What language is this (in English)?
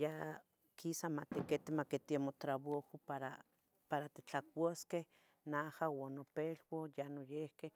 Tetelcingo Nahuatl